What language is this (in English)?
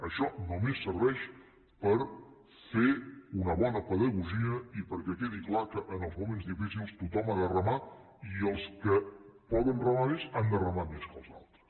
Catalan